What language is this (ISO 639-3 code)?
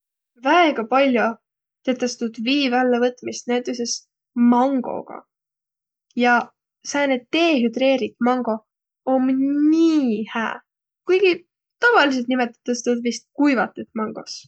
vro